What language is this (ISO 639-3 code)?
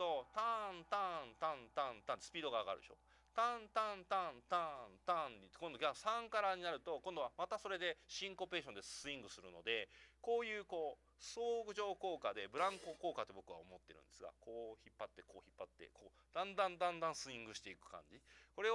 jpn